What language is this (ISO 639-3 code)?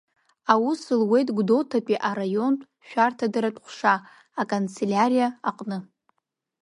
abk